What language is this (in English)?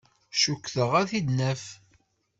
Kabyle